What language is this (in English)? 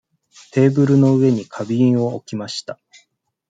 Japanese